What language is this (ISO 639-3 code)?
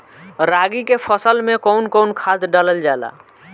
bho